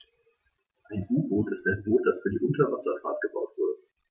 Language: German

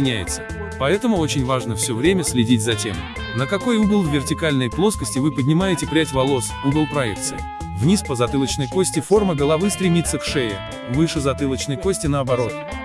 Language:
Russian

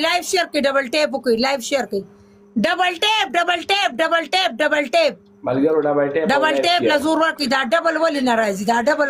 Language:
Romanian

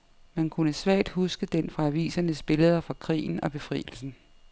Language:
Danish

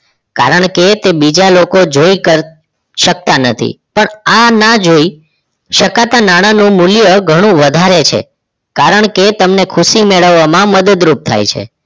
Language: Gujarati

